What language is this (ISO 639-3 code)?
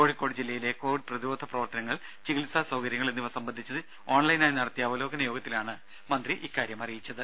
mal